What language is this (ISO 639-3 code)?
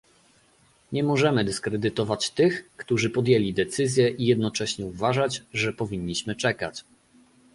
pol